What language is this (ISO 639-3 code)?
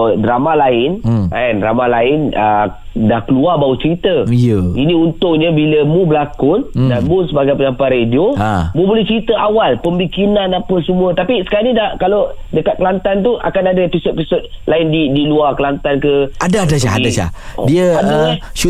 msa